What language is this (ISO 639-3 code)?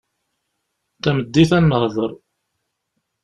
kab